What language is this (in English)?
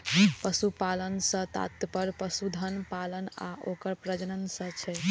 Maithili